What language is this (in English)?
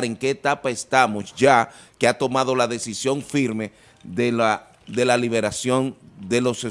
Spanish